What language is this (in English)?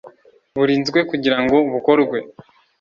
Kinyarwanda